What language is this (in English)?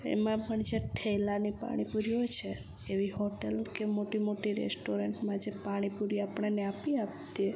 Gujarati